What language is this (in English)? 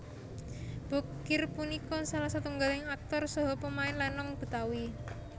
Javanese